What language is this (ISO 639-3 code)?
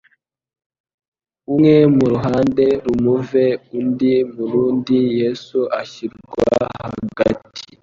kin